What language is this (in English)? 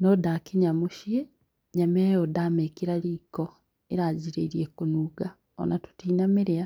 Kikuyu